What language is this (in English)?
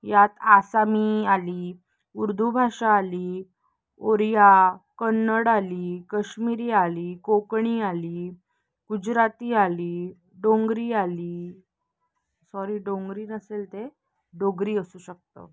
Marathi